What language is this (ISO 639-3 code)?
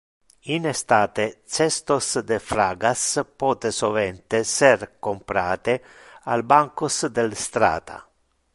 ina